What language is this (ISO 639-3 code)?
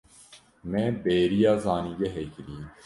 kur